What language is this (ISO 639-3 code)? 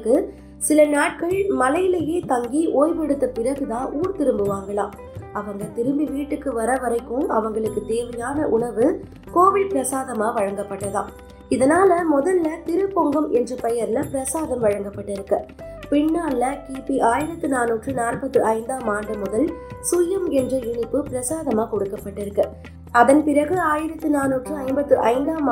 tam